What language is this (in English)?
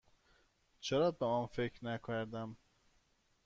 Persian